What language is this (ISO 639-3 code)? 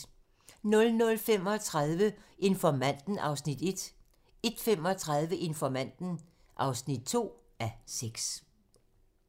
dan